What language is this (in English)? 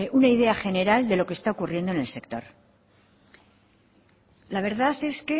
Spanish